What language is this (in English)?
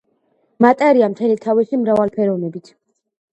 Georgian